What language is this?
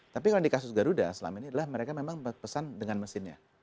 Indonesian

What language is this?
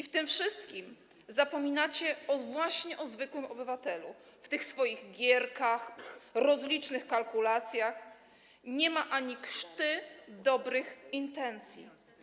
Polish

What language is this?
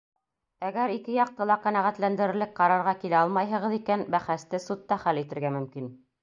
Bashkir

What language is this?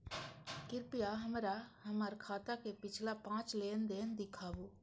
Maithili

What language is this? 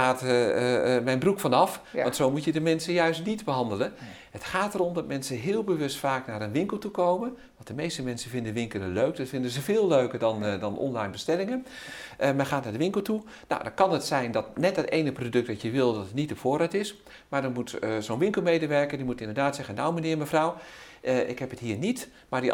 Dutch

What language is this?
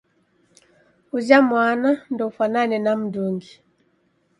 Taita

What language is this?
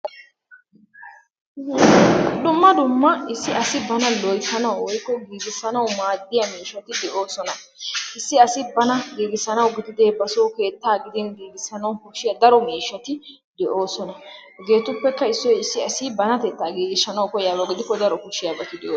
Wolaytta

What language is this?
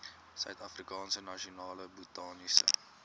Afrikaans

